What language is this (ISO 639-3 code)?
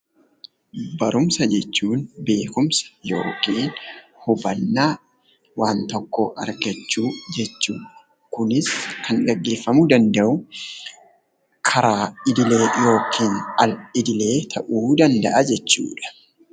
orm